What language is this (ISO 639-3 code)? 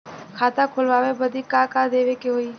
bho